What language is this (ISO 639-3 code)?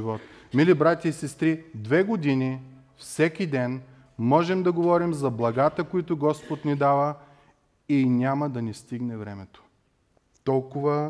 bul